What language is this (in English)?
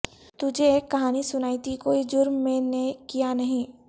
Urdu